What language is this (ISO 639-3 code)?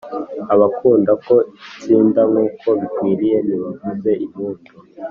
kin